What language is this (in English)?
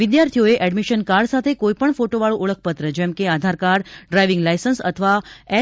Gujarati